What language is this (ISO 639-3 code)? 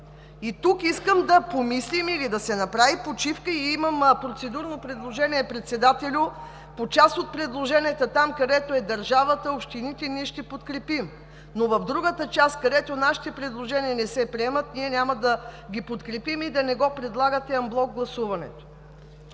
bul